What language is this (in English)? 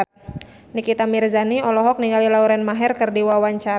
Sundanese